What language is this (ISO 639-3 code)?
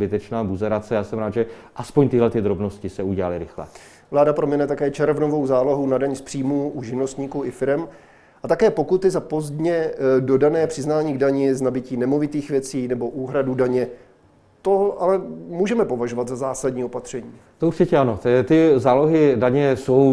ces